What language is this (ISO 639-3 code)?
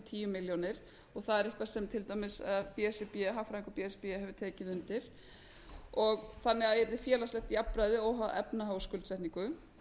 isl